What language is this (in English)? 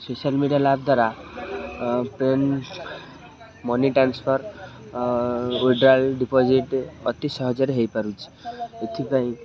Odia